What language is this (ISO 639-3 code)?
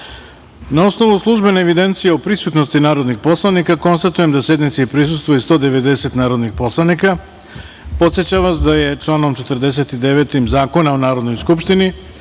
srp